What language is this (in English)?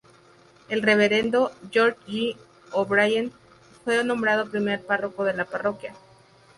Spanish